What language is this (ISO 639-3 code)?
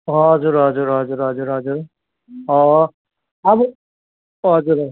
nep